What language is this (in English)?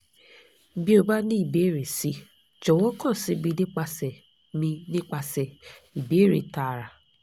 Yoruba